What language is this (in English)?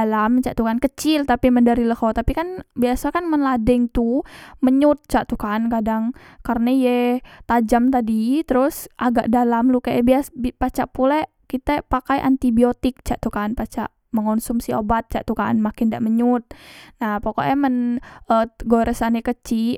Musi